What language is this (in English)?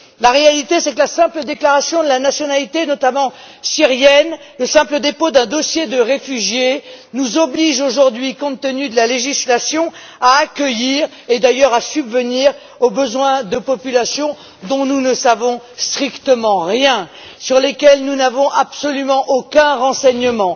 French